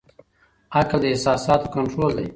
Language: Pashto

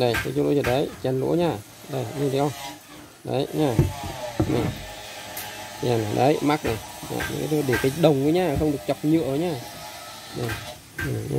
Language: Vietnamese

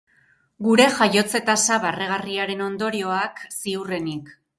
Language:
Basque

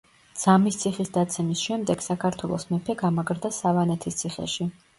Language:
Georgian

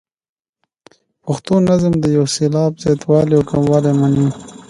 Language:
Pashto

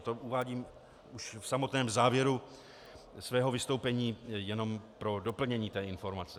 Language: Czech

